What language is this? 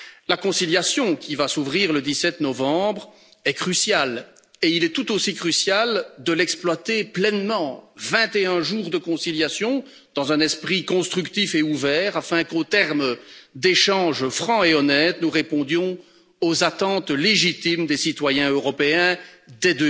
French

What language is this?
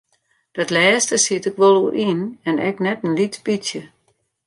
Western Frisian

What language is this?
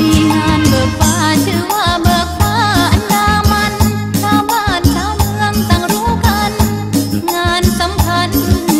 Thai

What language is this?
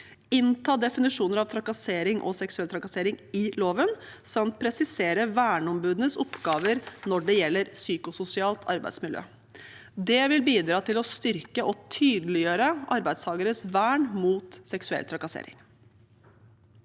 Norwegian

